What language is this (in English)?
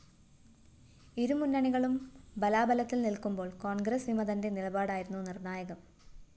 Malayalam